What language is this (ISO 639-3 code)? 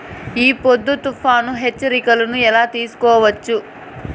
tel